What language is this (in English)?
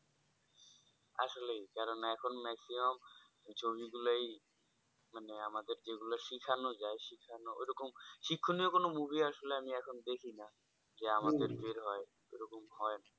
Bangla